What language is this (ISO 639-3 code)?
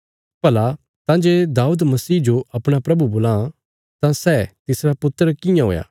kfs